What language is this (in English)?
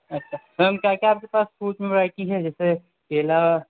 Urdu